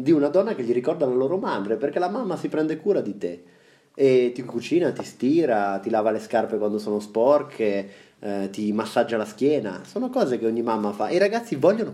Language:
Italian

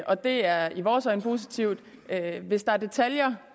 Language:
Danish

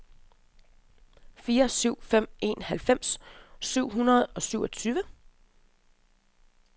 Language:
Danish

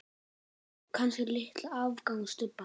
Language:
Icelandic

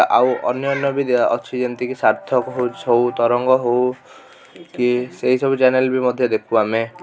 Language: Odia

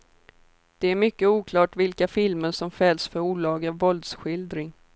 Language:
Swedish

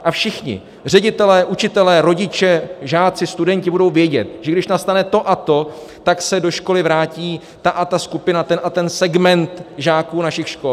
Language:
Czech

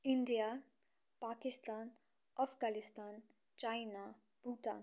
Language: Nepali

